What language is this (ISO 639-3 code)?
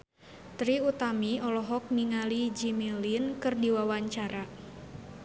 sun